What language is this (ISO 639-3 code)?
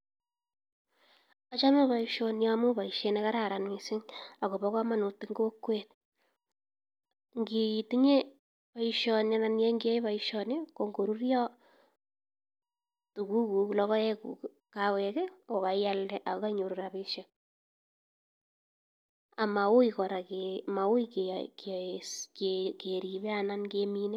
kln